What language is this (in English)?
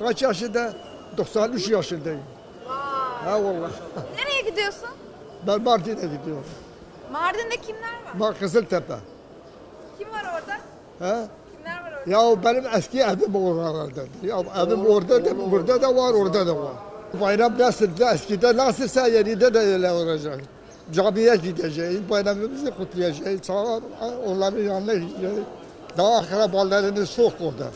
Turkish